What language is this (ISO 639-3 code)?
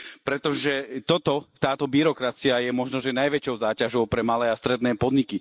slk